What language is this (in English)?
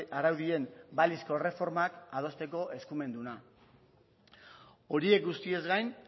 Basque